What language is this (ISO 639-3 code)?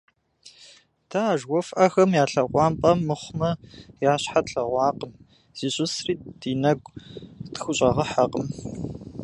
kbd